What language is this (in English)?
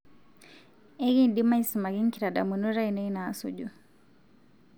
Masai